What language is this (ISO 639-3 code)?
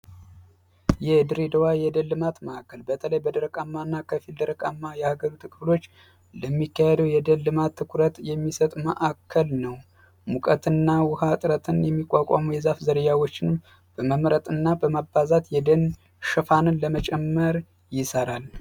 amh